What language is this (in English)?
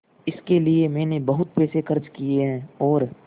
Hindi